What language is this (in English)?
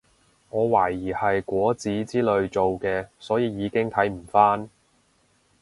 Cantonese